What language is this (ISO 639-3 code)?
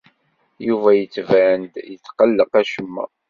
kab